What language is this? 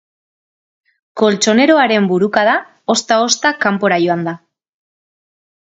Basque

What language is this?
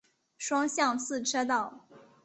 Chinese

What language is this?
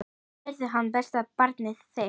Icelandic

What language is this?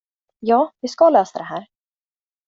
Swedish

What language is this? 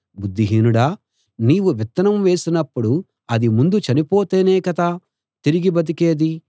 Telugu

